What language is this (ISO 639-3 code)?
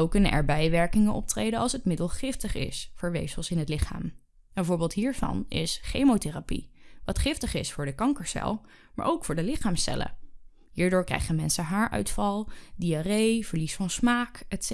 nld